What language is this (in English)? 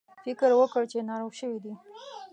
Pashto